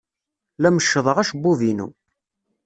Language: Kabyle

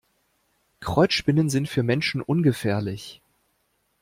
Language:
German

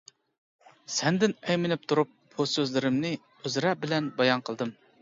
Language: Uyghur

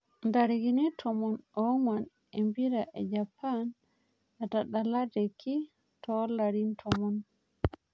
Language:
Masai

